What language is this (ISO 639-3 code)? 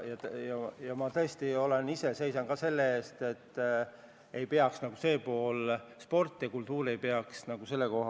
est